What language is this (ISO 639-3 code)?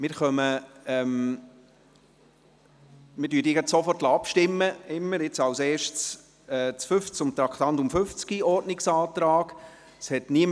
gsw